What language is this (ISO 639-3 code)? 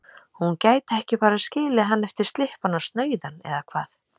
isl